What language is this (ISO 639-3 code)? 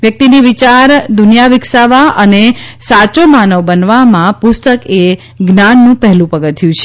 guj